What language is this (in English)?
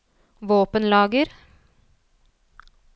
Norwegian